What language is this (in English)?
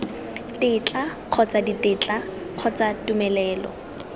Tswana